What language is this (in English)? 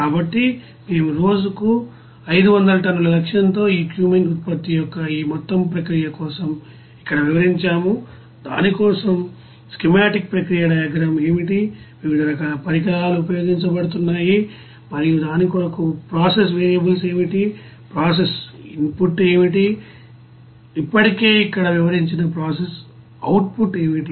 Telugu